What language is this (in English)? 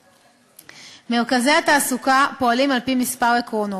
Hebrew